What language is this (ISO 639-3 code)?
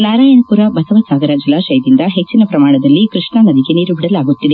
kan